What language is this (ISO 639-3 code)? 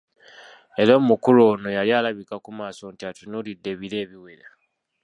lug